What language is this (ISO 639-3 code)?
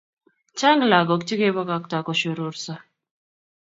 kln